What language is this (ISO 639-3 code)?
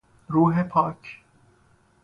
fas